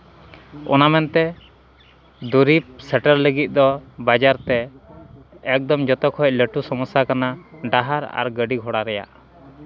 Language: Santali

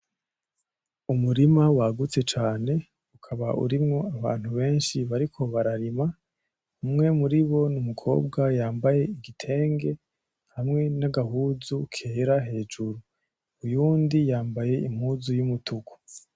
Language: Rundi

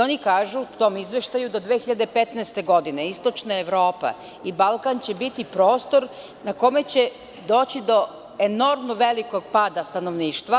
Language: Serbian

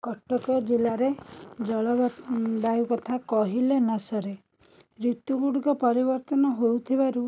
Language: Odia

